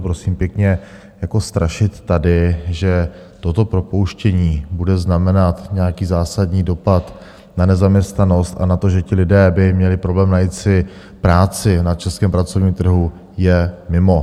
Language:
Czech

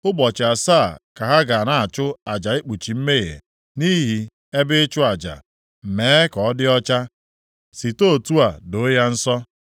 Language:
Igbo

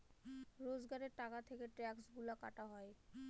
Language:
Bangla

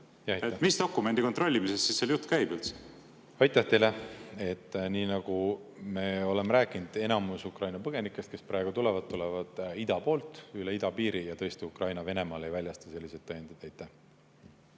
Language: Estonian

